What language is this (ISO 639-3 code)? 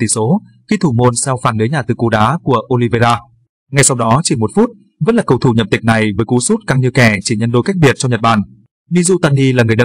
vie